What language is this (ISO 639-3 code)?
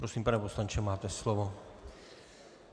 ces